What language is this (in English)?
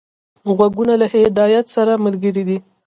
Pashto